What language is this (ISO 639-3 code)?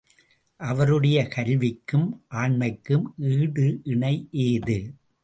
tam